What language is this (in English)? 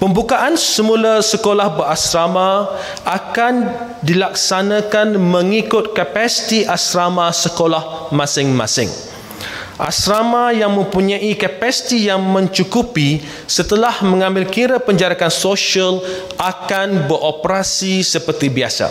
Malay